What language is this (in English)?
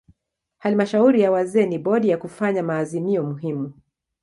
Swahili